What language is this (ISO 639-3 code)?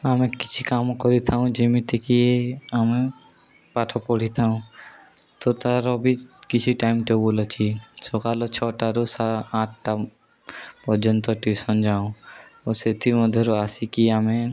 ori